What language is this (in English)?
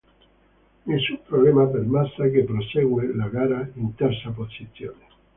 Italian